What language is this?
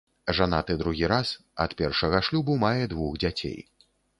Belarusian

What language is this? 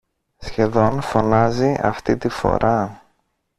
Greek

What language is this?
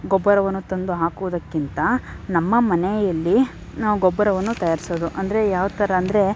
Kannada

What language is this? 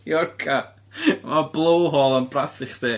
Welsh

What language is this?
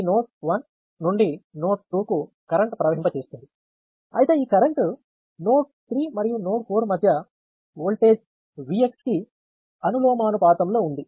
Telugu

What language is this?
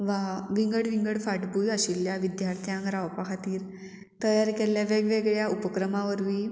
Konkani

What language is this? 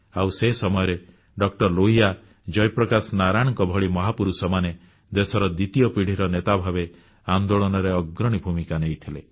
Odia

